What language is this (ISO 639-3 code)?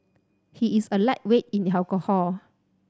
eng